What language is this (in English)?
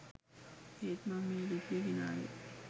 Sinhala